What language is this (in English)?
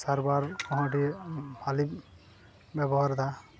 Santali